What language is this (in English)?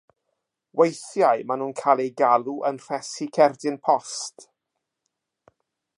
Welsh